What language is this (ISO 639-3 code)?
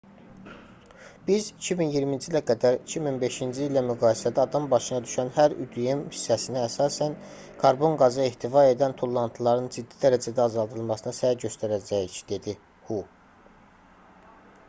aze